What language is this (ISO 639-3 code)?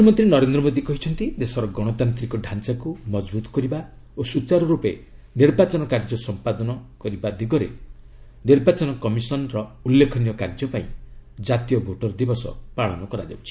ori